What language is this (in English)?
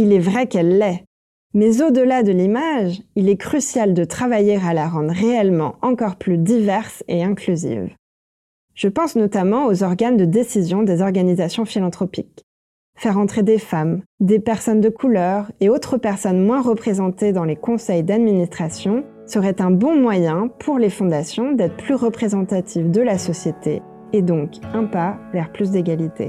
French